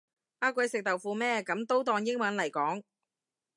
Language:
Cantonese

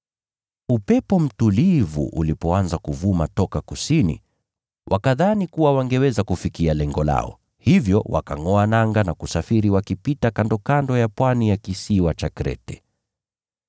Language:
Swahili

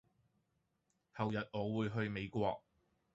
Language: Cantonese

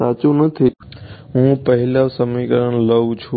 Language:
Gujarati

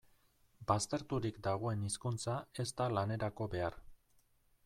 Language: Basque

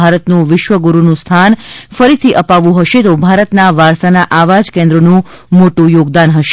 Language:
Gujarati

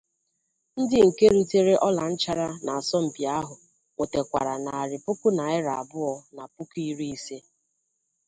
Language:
Igbo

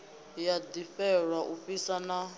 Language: Venda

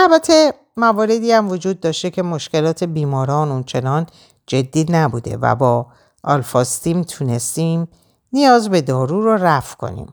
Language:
Persian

